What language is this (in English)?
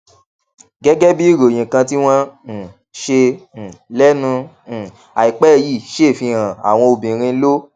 Yoruba